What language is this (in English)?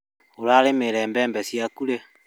Kikuyu